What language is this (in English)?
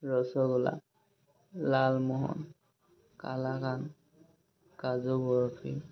Assamese